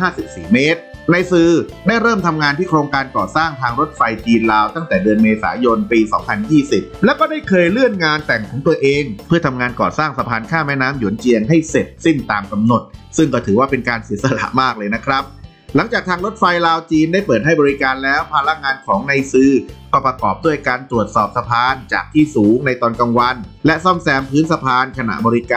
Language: Thai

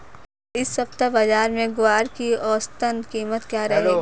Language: Hindi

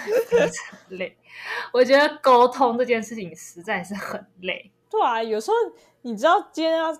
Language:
Chinese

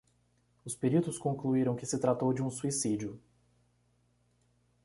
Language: Portuguese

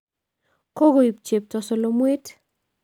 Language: Kalenjin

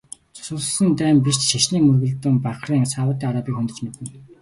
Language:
Mongolian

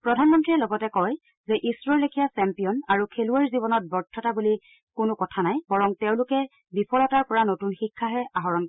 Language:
Assamese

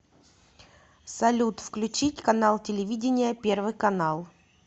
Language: Russian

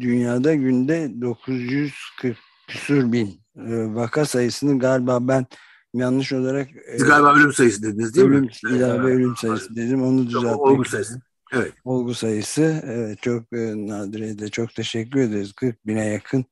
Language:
Turkish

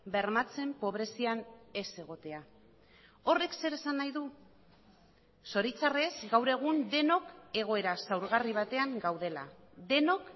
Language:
Basque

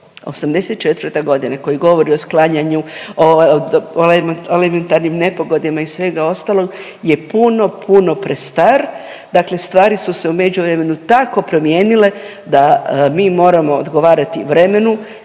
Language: Croatian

